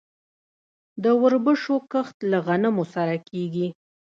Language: Pashto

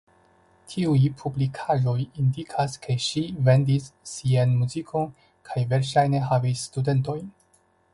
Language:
Esperanto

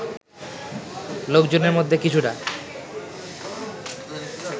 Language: Bangla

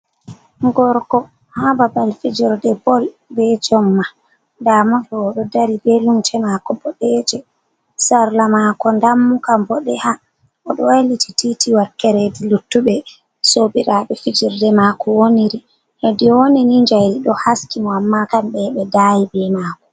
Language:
Fula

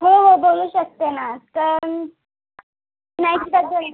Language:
Marathi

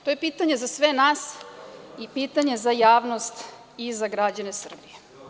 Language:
Serbian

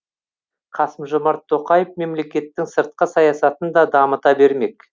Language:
Kazakh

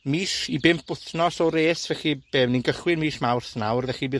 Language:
Welsh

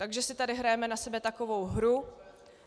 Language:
Czech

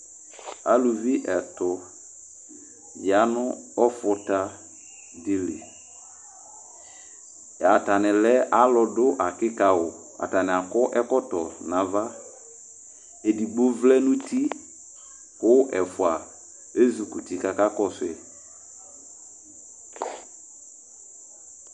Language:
Ikposo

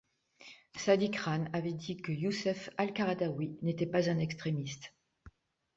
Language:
French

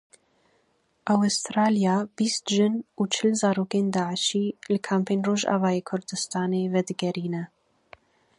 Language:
Kurdish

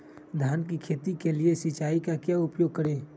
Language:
Magahi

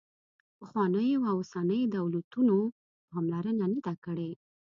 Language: Pashto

